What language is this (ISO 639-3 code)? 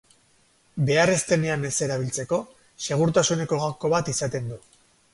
eus